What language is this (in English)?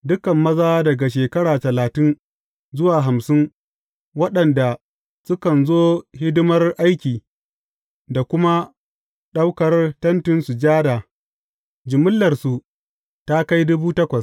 Hausa